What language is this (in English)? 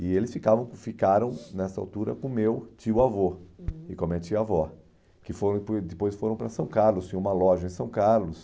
Portuguese